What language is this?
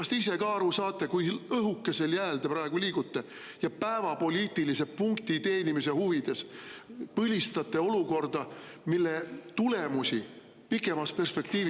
Estonian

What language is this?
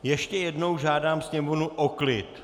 Czech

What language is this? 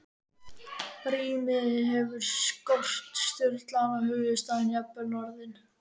Icelandic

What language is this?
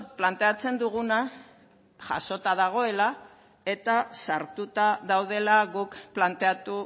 Basque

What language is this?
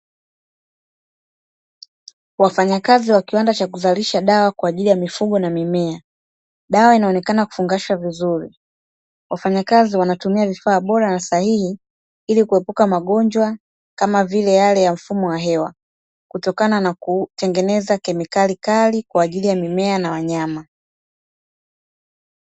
Swahili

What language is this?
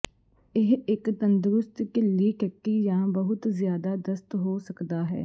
Punjabi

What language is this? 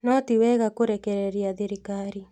Kikuyu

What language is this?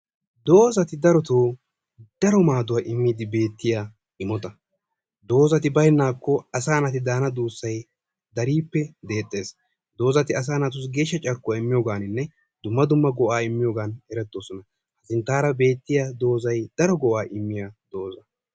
Wolaytta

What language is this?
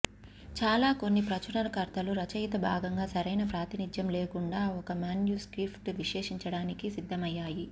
Telugu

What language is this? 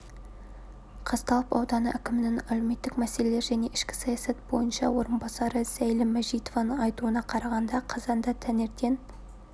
Kazakh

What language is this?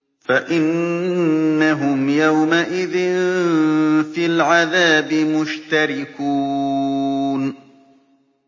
Arabic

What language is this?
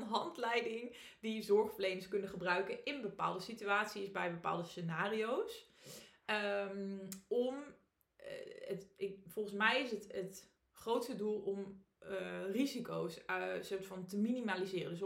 Dutch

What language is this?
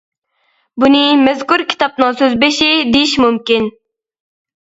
Uyghur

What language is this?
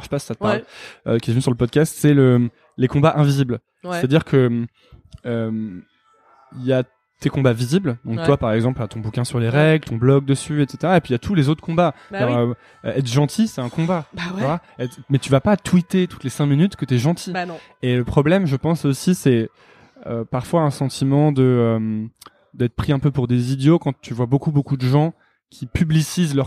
French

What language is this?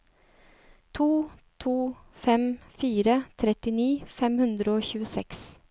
Norwegian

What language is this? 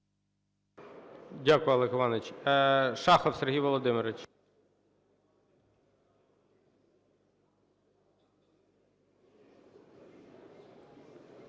Ukrainian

